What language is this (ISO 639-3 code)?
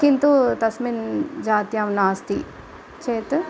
san